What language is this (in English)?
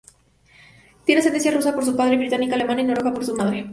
Spanish